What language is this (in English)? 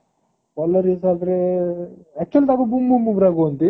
Odia